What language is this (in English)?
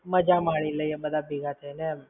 Gujarati